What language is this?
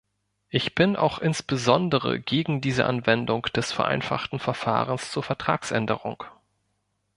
German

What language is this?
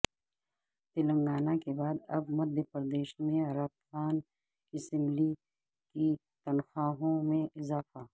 Urdu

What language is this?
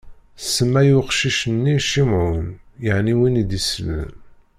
Kabyle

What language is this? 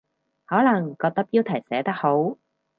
Cantonese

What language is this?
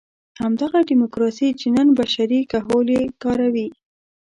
Pashto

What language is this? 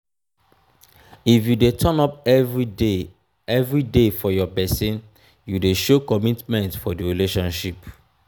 Nigerian Pidgin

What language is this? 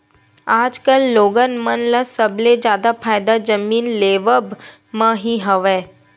Chhattisgarhi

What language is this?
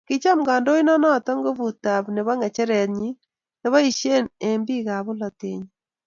Kalenjin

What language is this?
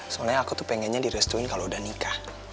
Indonesian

